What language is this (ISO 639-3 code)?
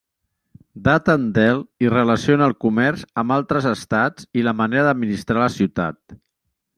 cat